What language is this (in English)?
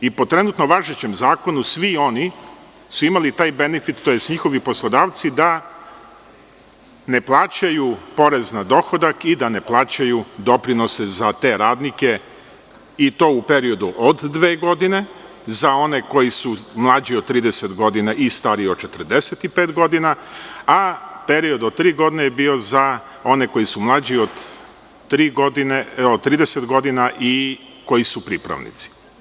Serbian